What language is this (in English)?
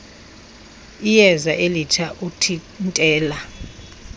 Xhosa